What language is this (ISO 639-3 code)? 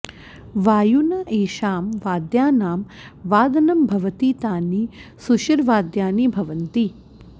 san